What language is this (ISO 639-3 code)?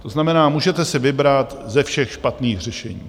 ces